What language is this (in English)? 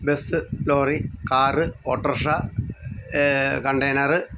Malayalam